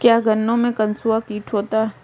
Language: Hindi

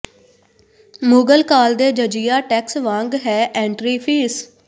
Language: Punjabi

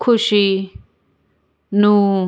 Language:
Punjabi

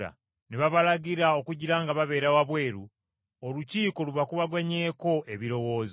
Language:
Ganda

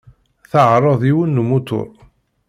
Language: Kabyle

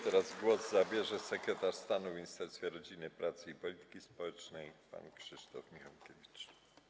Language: Polish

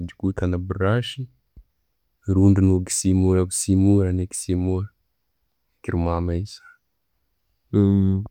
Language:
Tooro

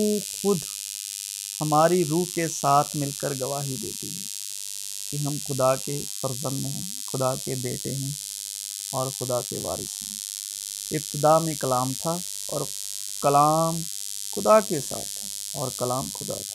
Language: Urdu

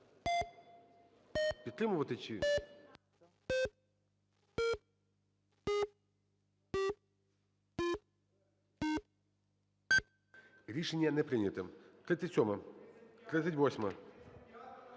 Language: Ukrainian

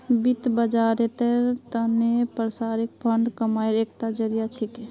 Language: Magahi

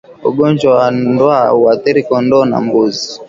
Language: Swahili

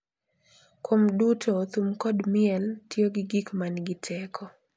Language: Luo (Kenya and Tanzania)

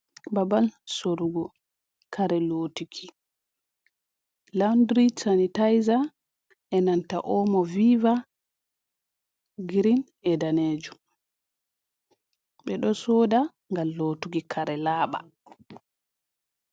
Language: Fula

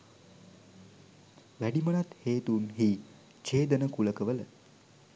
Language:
Sinhala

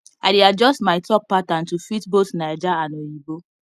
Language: Nigerian Pidgin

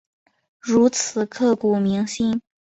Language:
Chinese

